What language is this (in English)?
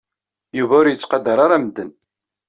Kabyle